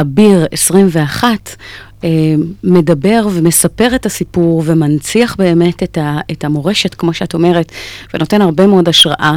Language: Hebrew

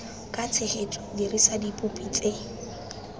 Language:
Tswana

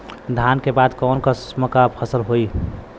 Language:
Bhojpuri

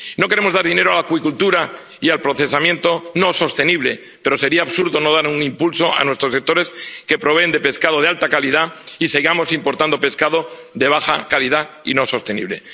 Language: Spanish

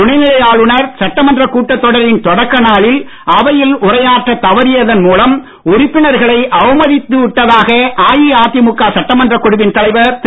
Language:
Tamil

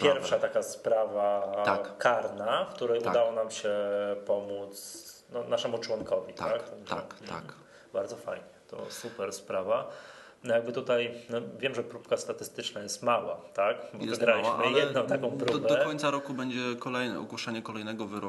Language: Polish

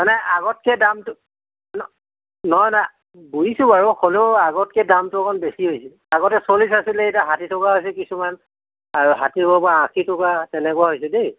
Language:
Assamese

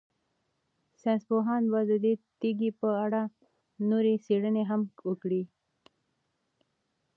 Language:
Pashto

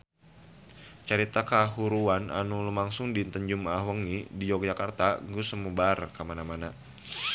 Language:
Sundanese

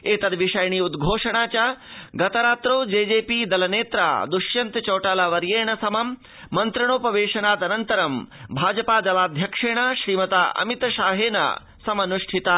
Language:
Sanskrit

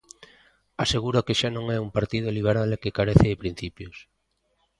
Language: Galician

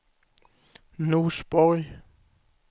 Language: Swedish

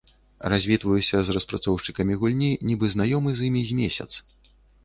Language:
Belarusian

